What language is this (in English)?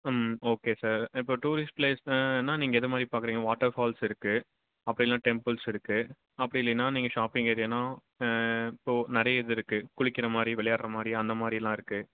Tamil